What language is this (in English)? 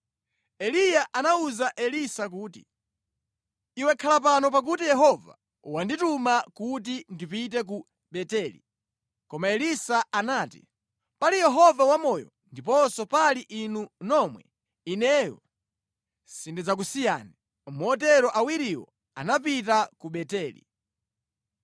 Nyanja